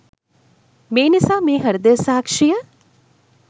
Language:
Sinhala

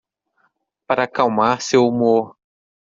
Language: Portuguese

